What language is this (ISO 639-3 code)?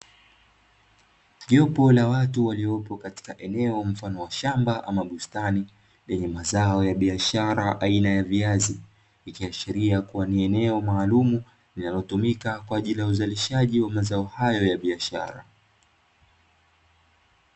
swa